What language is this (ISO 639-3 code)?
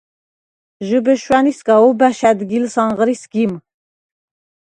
sva